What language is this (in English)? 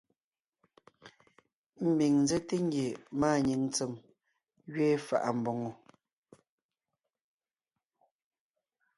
Ngiemboon